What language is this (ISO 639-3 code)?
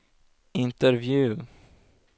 swe